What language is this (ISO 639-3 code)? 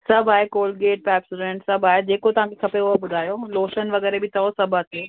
snd